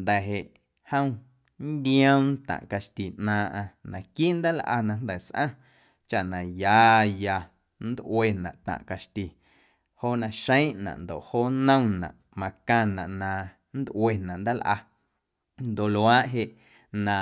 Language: Guerrero Amuzgo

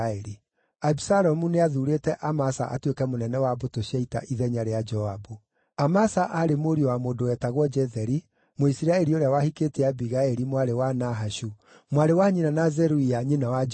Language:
Kikuyu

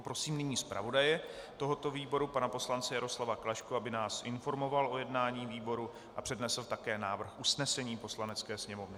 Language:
Czech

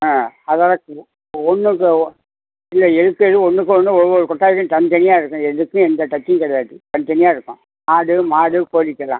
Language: Tamil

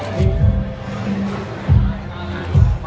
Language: Thai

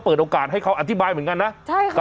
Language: Thai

